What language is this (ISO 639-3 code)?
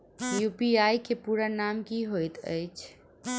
mai